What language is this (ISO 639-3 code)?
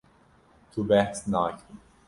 kur